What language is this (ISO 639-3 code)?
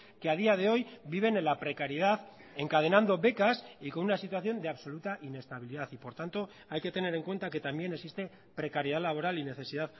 spa